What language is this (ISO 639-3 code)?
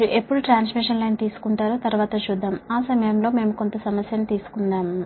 tel